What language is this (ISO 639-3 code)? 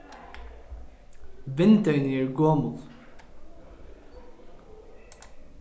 fao